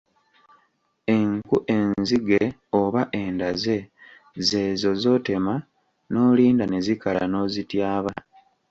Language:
Ganda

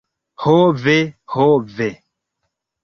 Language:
Esperanto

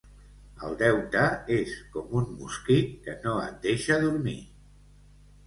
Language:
Catalan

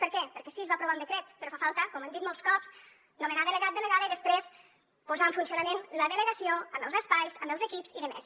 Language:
Catalan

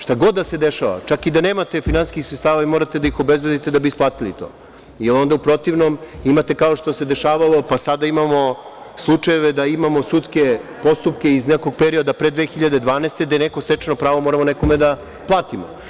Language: Serbian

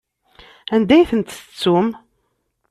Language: Kabyle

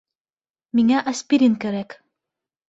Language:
Bashkir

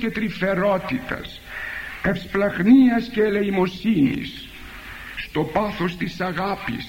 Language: Greek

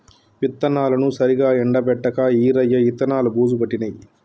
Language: Telugu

